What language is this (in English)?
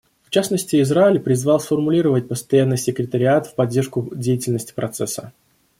Russian